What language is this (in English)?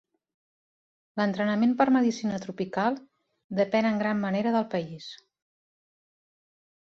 Catalan